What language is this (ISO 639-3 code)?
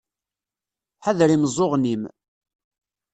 kab